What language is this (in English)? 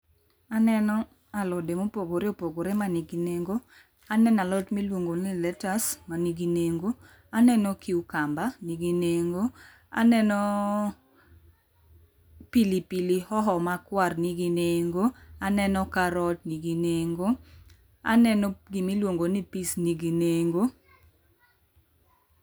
Luo (Kenya and Tanzania)